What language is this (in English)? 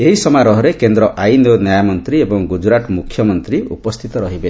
Odia